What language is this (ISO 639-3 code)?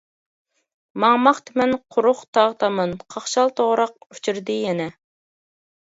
uig